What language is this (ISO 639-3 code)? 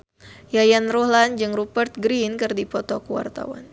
sun